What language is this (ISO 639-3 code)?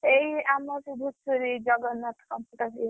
ori